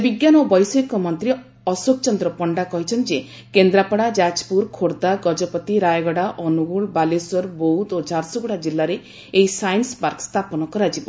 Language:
Odia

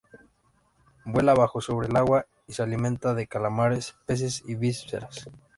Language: Spanish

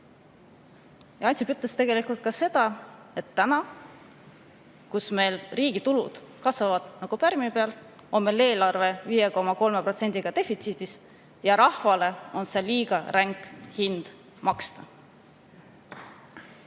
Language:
Estonian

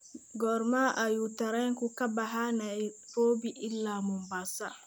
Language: Somali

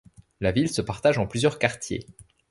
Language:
French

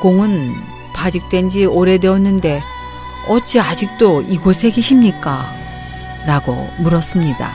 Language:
Korean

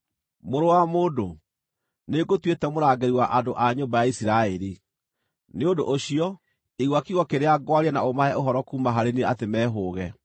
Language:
Kikuyu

